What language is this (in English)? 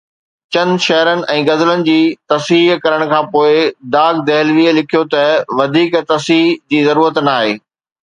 Sindhi